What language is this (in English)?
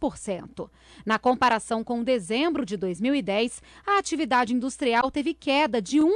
Portuguese